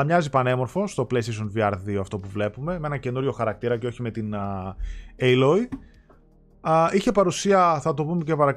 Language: Greek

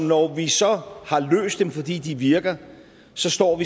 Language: Danish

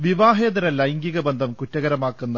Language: Malayalam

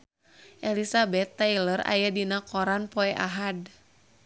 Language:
Sundanese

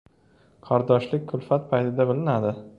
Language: Uzbek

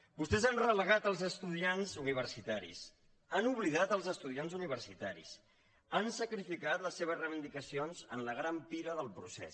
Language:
Catalan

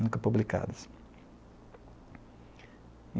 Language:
Portuguese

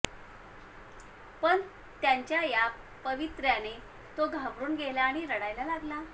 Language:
Marathi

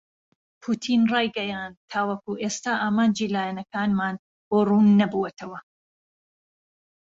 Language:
Central Kurdish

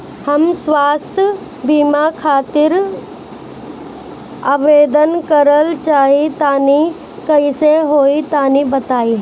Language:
Bhojpuri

